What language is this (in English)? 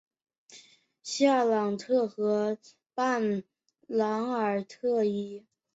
Chinese